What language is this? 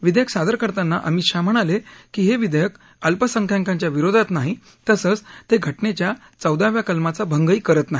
Marathi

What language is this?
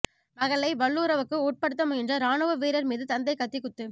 Tamil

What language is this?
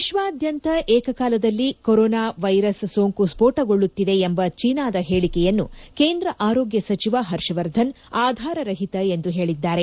Kannada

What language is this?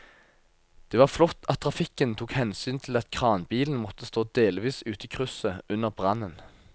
Norwegian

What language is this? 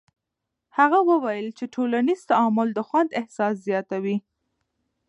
Pashto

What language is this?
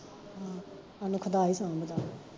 Punjabi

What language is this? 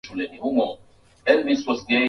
Swahili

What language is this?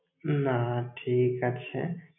Bangla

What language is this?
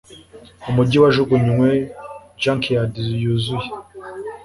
Kinyarwanda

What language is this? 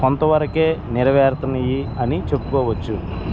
Telugu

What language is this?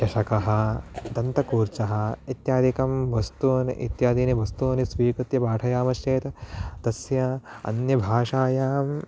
Sanskrit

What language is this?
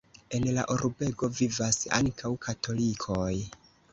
Esperanto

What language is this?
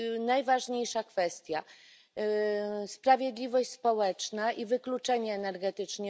Polish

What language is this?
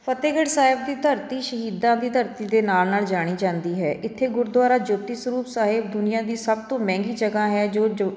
Punjabi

